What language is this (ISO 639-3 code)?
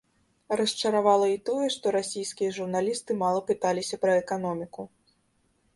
bel